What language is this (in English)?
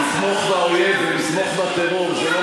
Hebrew